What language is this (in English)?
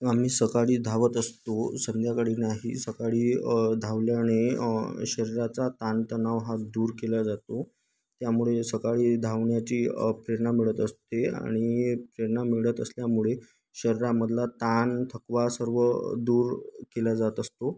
Marathi